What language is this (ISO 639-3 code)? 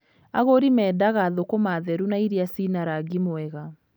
kik